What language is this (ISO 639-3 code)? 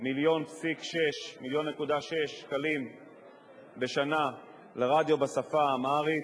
heb